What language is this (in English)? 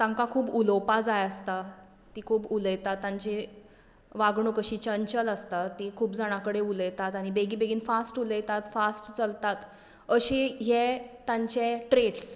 Konkani